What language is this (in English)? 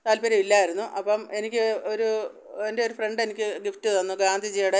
Malayalam